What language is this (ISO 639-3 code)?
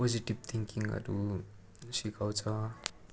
nep